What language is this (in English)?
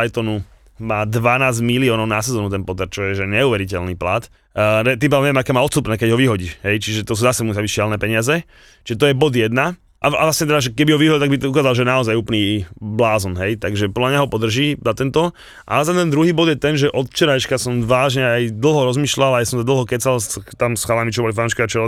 Slovak